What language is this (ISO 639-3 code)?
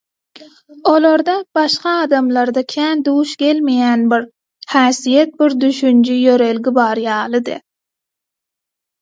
tuk